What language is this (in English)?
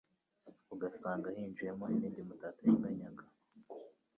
Kinyarwanda